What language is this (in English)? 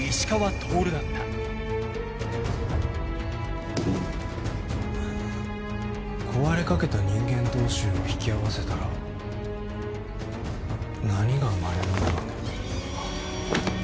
Japanese